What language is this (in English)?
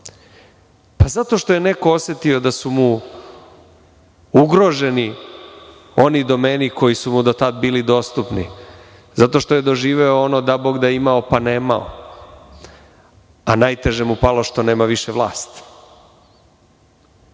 Serbian